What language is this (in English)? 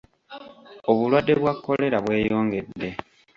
Ganda